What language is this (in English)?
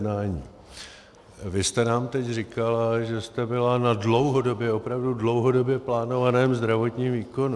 Czech